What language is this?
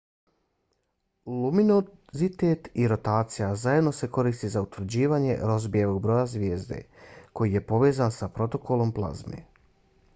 Bosnian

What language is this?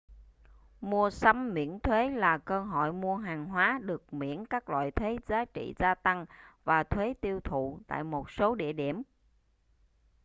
Vietnamese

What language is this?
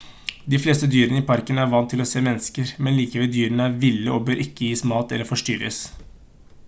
Norwegian Bokmål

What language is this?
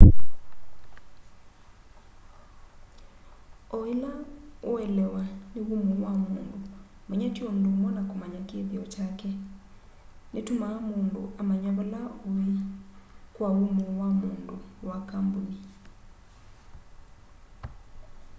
Kamba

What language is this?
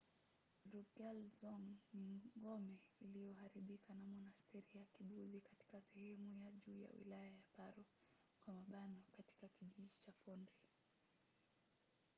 Swahili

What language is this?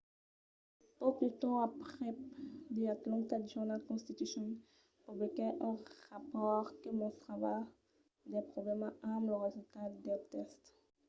Occitan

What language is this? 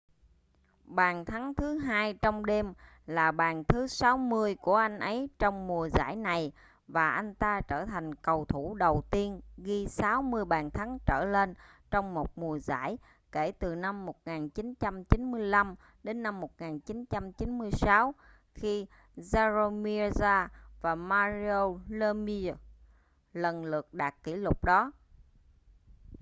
Vietnamese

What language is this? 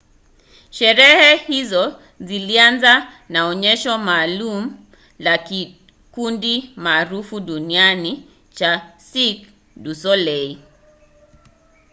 Swahili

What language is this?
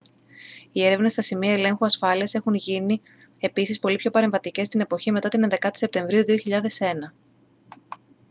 Greek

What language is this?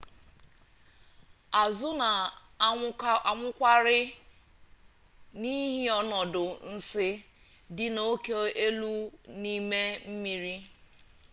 Igbo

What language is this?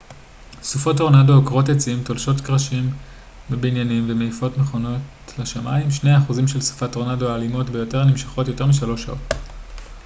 Hebrew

